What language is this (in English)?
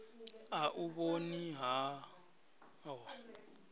Venda